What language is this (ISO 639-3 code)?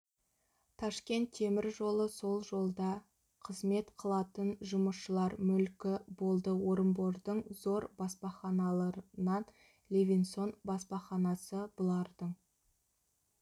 kaz